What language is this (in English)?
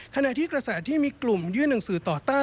Thai